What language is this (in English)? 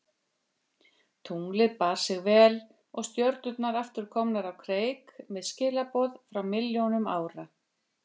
Icelandic